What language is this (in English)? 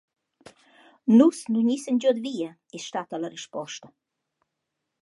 Romansh